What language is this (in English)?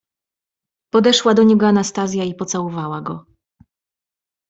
Polish